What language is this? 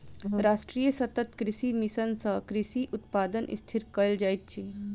Maithili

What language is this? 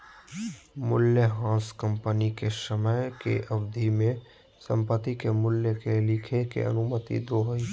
Magahi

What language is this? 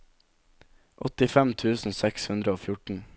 Norwegian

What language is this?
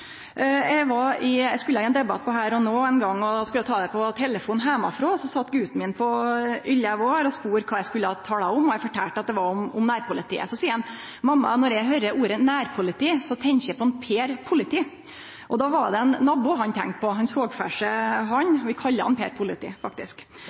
Norwegian Nynorsk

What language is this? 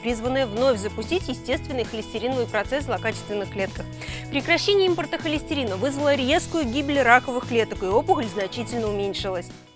Russian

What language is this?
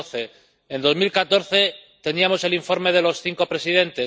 Spanish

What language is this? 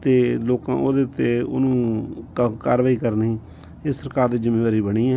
Punjabi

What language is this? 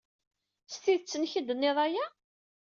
Kabyle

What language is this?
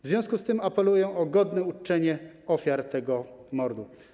Polish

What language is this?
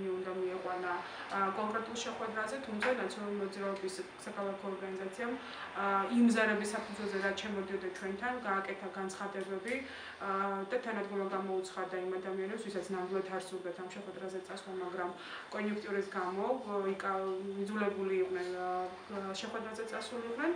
Arabic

